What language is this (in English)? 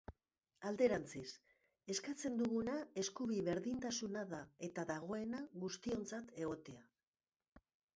Basque